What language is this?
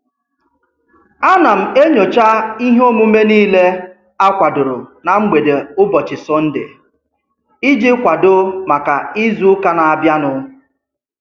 Igbo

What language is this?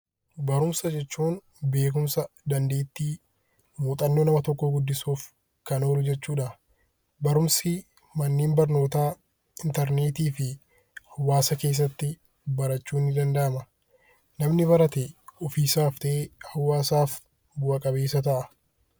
Oromo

